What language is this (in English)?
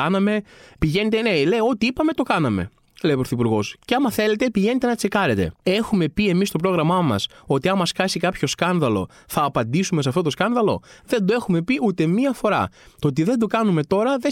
Greek